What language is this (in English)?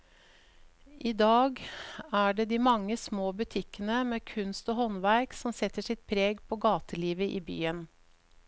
Norwegian